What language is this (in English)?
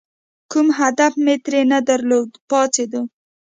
Pashto